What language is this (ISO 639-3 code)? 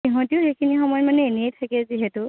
asm